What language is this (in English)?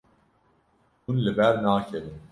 Kurdish